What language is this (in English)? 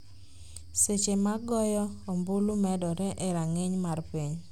Luo (Kenya and Tanzania)